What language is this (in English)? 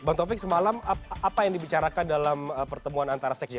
Indonesian